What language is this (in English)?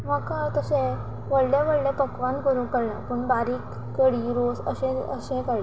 Konkani